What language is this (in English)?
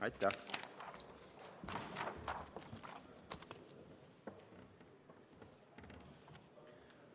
Estonian